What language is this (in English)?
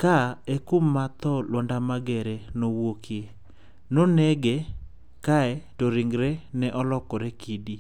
Luo (Kenya and Tanzania)